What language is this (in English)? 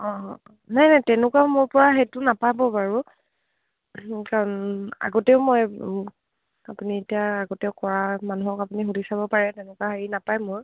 Assamese